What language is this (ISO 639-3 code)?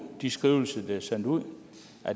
dan